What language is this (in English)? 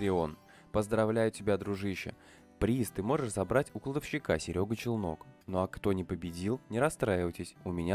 Russian